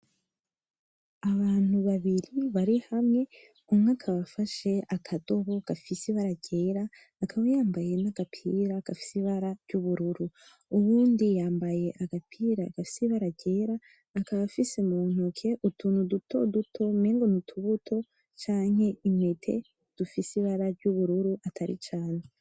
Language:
Rundi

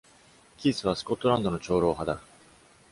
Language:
Japanese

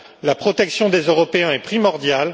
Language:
French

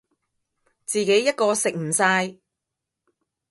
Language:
Cantonese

